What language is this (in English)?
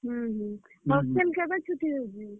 Odia